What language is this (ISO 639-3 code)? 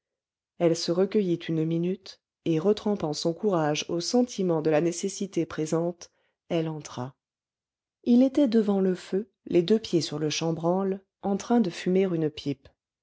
fra